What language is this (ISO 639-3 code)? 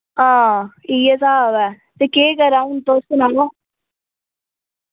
doi